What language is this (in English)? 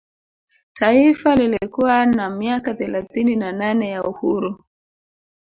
Swahili